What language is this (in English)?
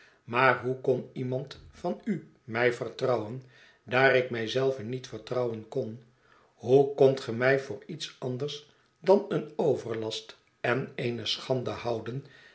Dutch